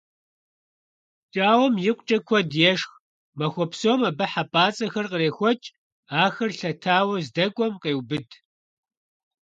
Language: Kabardian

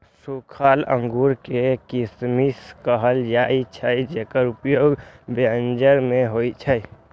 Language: Maithili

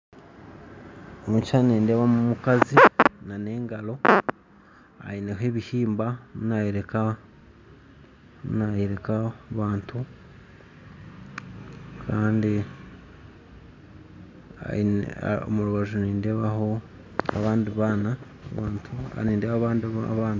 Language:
Nyankole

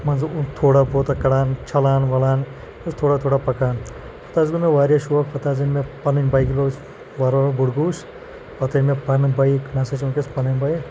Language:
Kashmiri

